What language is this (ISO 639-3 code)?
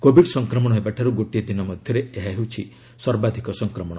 ori